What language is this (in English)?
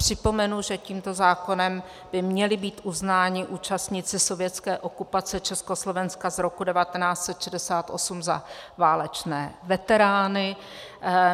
Czech